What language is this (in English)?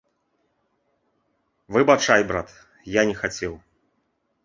Belarusian